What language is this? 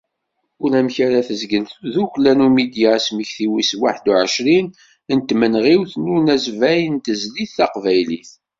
Kabyle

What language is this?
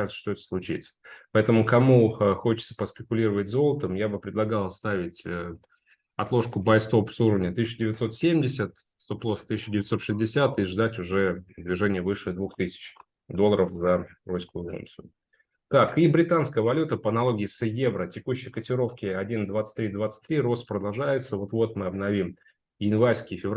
Russian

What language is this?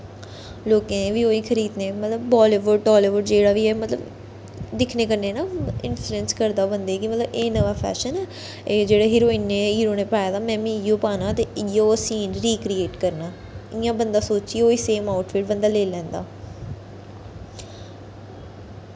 Dogri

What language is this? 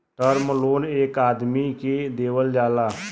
Bhojpuri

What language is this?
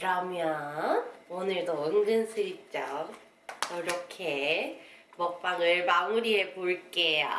Korean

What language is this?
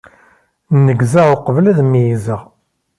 Kabyle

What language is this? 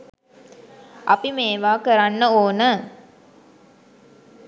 Sinhala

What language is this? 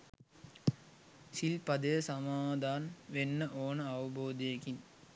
Sinhala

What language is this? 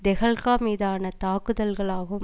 Tamil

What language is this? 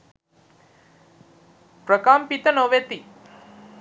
Sinhala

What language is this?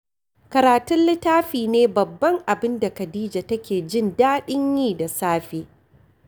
Hausa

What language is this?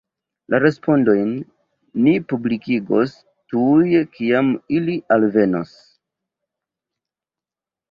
Esperanto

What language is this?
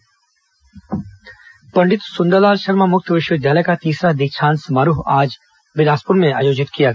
Hindi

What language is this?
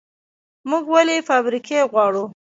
Pashto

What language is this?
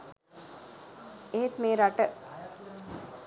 Sinhala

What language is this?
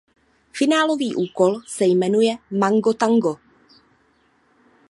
Czech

